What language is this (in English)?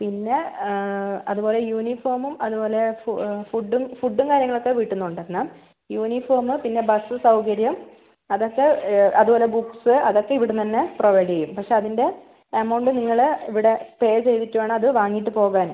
Malayalam